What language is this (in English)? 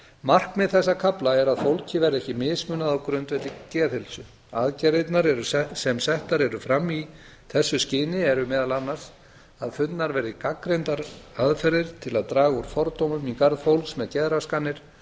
Icelandic